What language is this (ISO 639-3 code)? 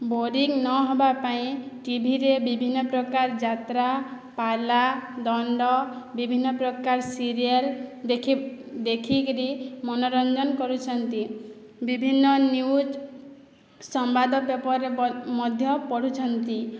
ori